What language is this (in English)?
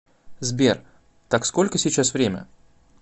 Russian